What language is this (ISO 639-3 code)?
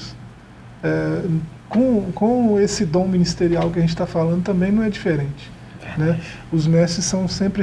por